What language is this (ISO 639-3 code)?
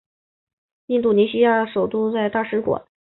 zho